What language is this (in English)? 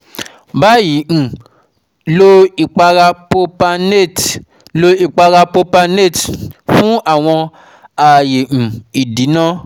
Yoruba